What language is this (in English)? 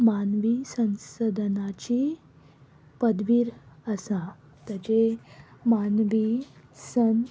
Konkani